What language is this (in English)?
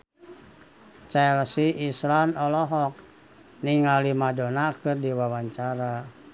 Sundanese